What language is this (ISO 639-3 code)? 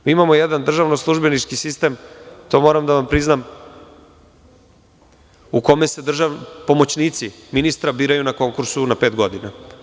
srp